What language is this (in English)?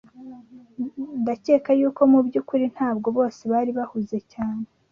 Kinyarwanda